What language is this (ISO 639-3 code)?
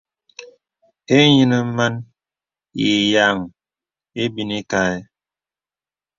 beb